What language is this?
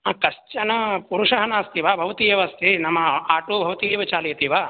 Sanskrit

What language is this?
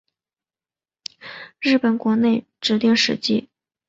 Chinese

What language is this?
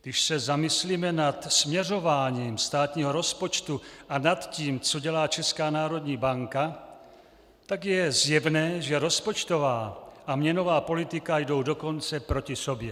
Czech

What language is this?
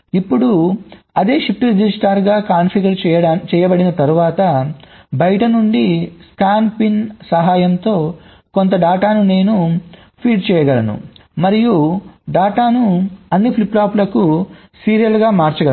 Telugu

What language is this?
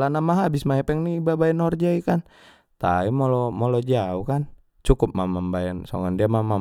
Batak Mandailing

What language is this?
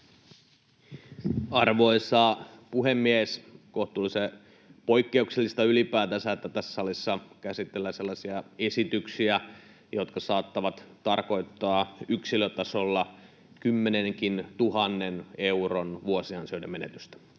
Finnish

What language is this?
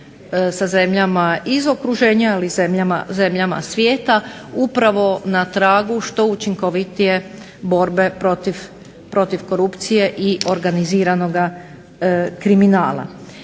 Croatian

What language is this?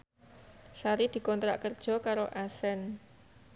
Javanese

